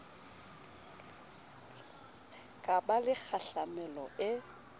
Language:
Southern Sotho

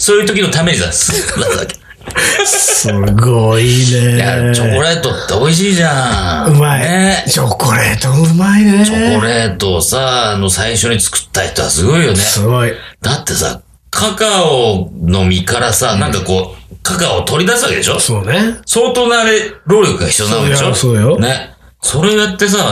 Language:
Japanese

